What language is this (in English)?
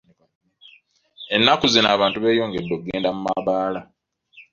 Ganda